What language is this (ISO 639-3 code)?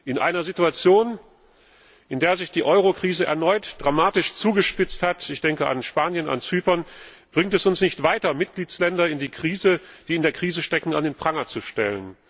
deu